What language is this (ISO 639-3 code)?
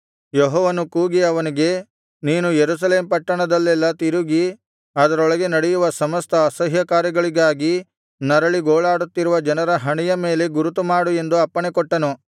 kan